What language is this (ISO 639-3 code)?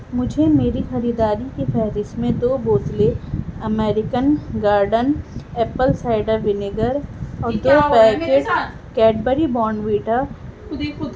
urd